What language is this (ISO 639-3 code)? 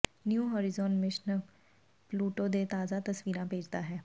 pan